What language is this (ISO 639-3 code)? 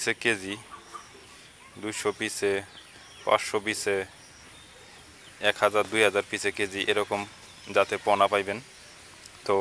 ron